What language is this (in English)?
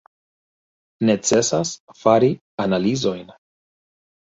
Esperanto